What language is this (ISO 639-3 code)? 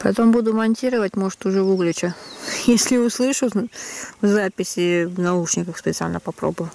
rus